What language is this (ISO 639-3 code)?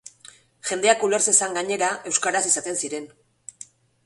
eus